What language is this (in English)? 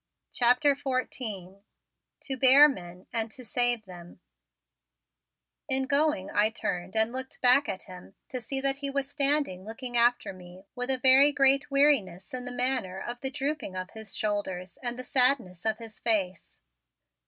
English